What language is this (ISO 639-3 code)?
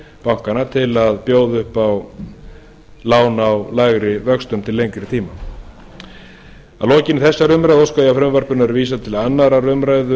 isl